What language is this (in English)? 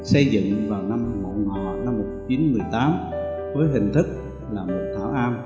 Vietnamese